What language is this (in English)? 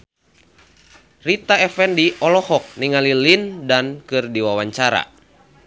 Sundanese